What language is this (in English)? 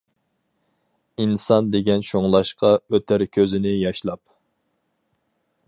Uyghur